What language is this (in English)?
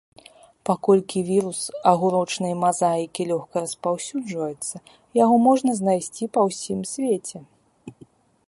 Belarusian